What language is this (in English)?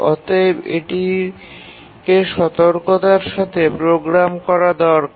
Bangla